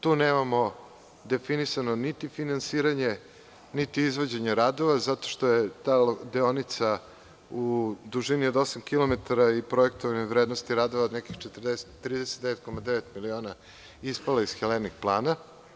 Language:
Serbian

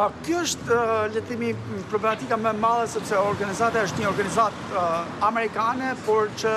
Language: Romanian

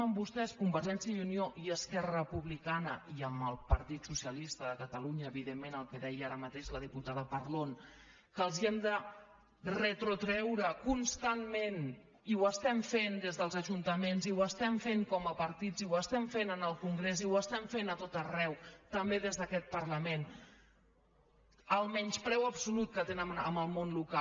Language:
Catalan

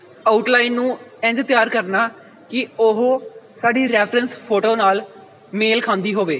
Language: Punjabi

